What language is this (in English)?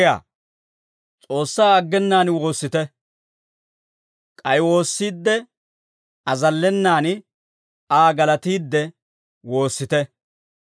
Dawro